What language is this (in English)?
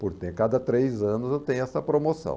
Portuguese